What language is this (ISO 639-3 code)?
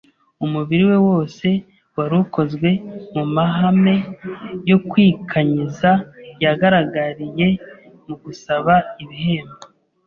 kin